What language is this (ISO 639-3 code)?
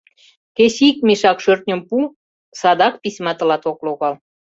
chm